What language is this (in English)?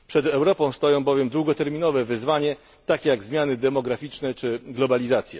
Polish